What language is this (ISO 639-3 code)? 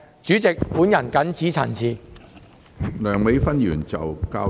yue